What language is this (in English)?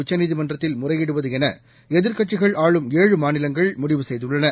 Tamil